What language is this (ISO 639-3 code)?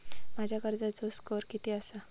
mar